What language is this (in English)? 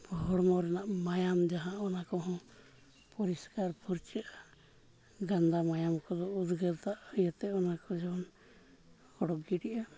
Santali